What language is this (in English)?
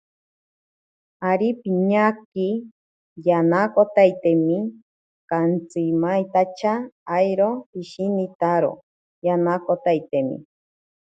Ashéninka Perené